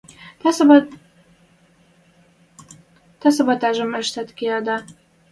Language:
Western Mari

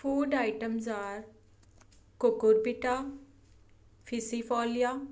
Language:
Punjabi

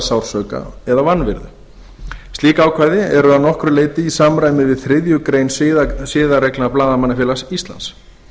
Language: Icelandic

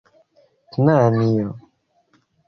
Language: Esperanto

